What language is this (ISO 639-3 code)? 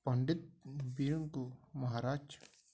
ori